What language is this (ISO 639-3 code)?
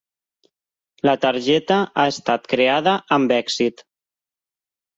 cat